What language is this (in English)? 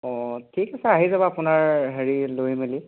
Assamese